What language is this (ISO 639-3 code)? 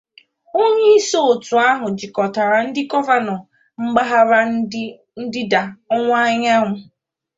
ibo